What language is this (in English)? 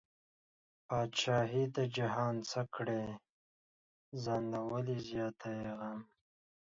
Pashto